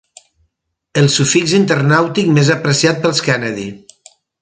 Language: Catalan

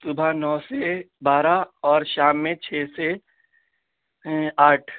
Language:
Urdu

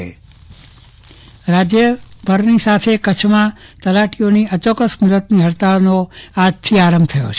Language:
Gujarati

